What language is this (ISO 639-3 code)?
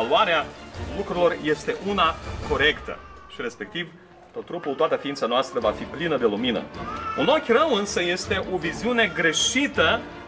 ron